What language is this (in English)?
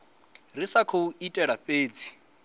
Venda